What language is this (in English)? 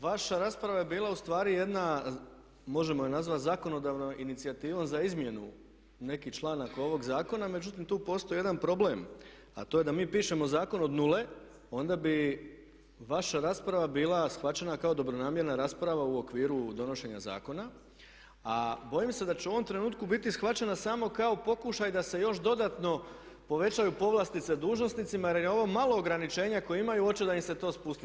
Croatian